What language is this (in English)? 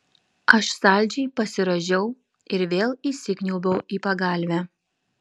Lithuanian